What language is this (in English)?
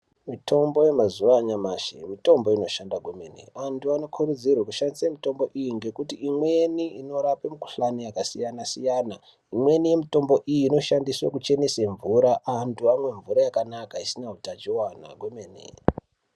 Ndau